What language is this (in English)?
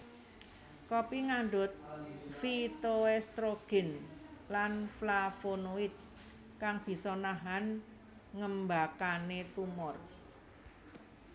Javanese